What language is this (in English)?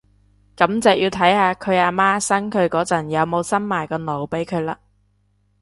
Cantonese